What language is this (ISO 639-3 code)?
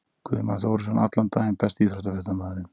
isl